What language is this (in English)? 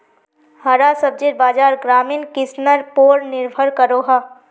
Magahi